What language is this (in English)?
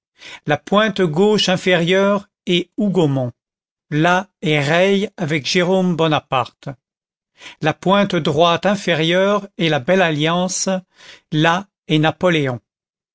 French